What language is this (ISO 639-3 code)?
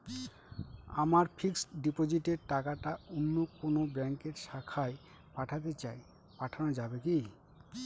ben